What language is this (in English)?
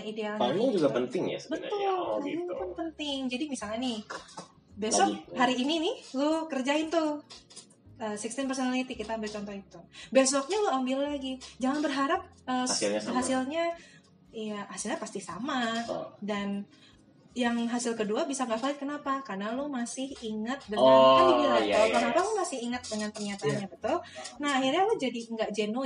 Indonesian